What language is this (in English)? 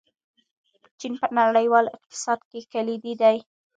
Pashto